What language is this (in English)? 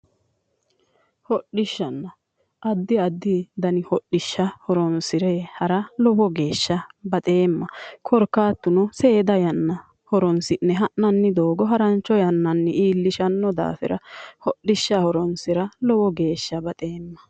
Sidamo